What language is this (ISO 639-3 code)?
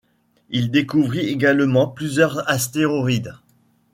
fra